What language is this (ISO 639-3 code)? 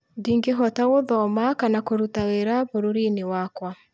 kik